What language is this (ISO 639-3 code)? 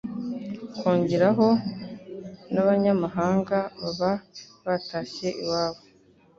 kin